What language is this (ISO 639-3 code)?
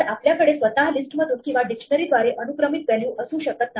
mar